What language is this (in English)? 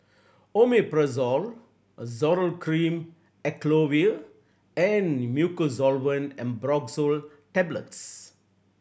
English